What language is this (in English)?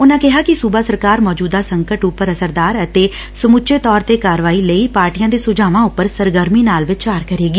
Punjabi